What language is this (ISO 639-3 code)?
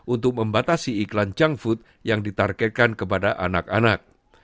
ind